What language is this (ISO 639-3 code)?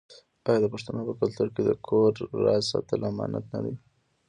pus